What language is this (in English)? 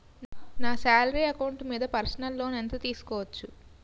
Telugu